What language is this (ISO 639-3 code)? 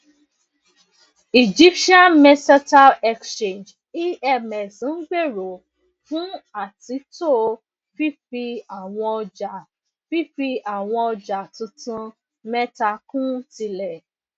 yor